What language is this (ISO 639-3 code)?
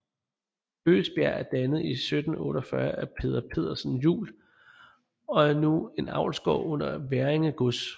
dan